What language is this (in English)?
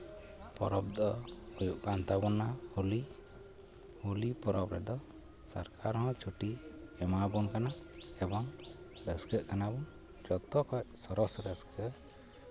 Santali